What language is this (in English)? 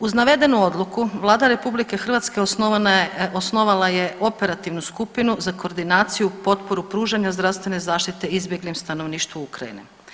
Croatian